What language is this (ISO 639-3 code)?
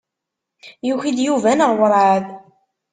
kab